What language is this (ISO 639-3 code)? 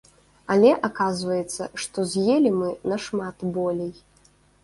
bel